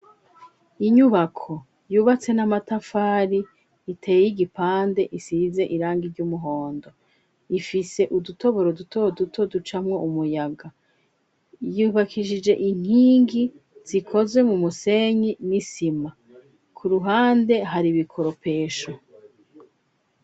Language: Rundi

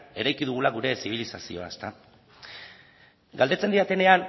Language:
Basque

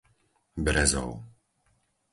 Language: Slovak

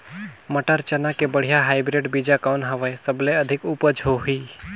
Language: Chhattisgarhi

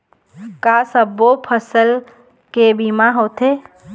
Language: Chhattisgarhi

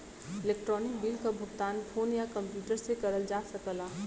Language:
Bhojpuri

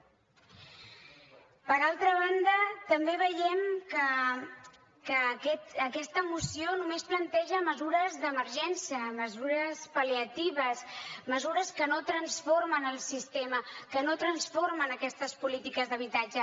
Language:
Catalan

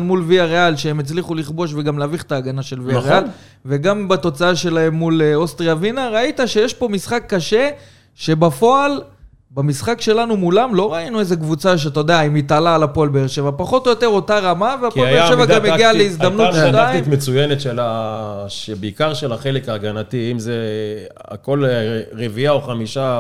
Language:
Hebrew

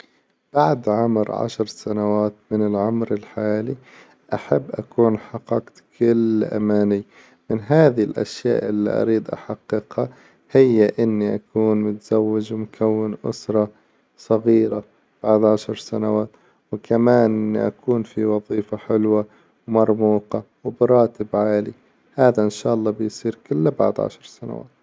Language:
Hijazi Arabic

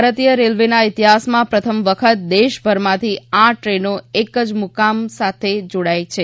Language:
Gujarati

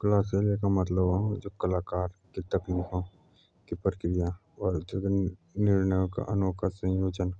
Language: Jaunsari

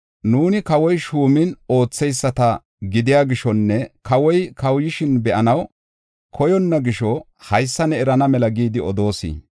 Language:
Gofa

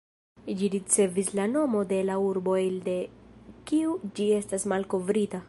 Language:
Esperanto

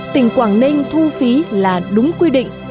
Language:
Vietnamese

